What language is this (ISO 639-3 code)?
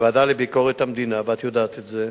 heb